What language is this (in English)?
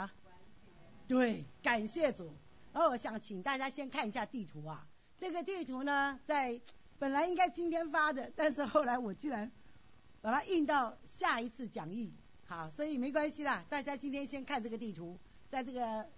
Chinese